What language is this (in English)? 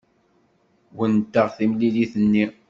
Kabyle